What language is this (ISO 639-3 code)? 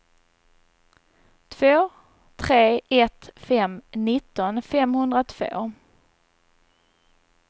swe